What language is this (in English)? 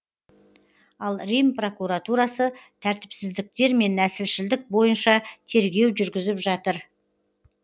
Kazakh